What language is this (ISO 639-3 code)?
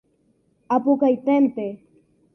grn